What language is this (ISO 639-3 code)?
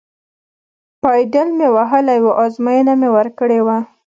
pus